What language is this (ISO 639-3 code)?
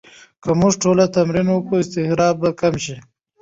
pus